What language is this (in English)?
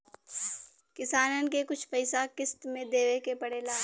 Bhojpuri